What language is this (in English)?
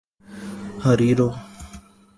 Urdu